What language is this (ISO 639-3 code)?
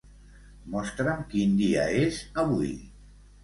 cat